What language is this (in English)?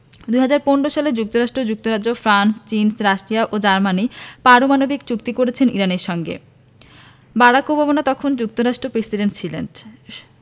Bangla